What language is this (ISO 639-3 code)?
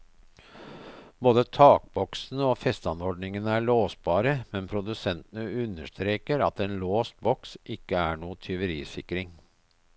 nor